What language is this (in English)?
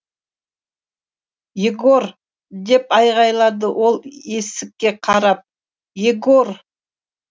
Kazakh